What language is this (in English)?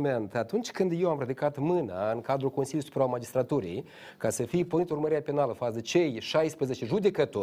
Romanian